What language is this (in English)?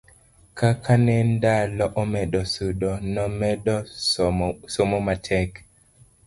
Luo (Kenya and Tanzania)